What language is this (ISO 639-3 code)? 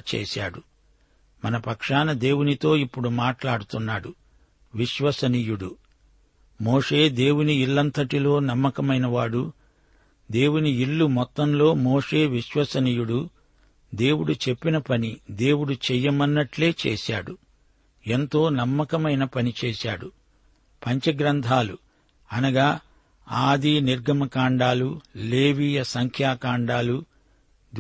tel